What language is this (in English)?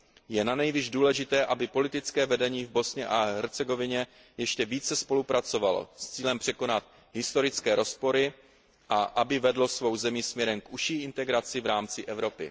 Czech